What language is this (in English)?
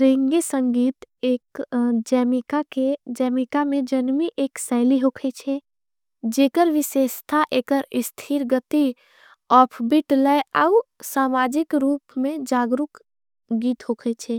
Angika